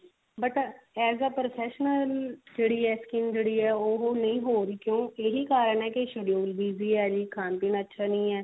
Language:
Punjabi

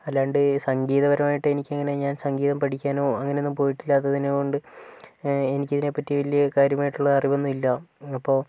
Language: Malayalam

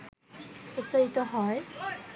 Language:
Bangla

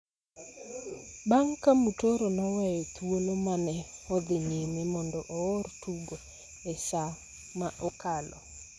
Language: Luo (Kenya and Tanzania)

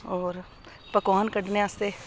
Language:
Dogri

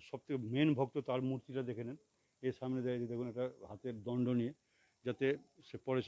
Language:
Turkish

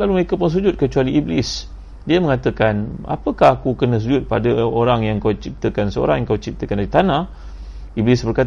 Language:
Malay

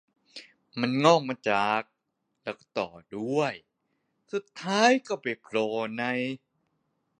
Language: Thai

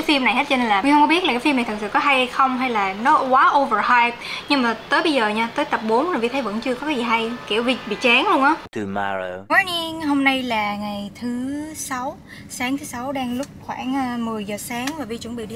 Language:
Vietnamese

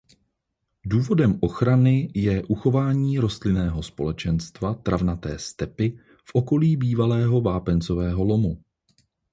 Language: Czech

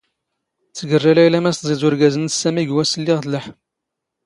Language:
Standard Moroccan Tamazight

